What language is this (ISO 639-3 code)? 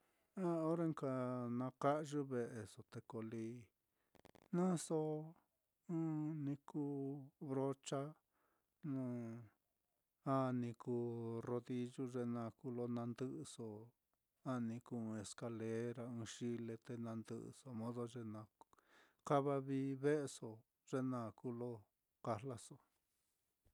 vmm